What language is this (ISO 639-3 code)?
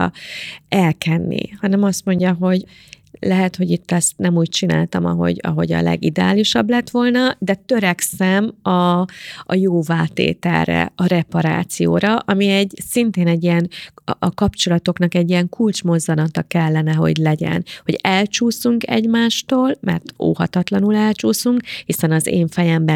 hun